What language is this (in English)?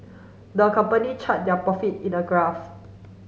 English